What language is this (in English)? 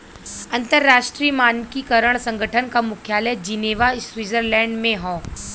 Bhojpuri